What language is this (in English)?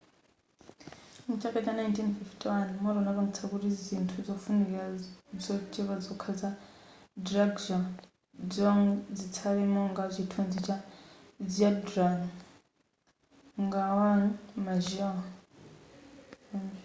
Nyanja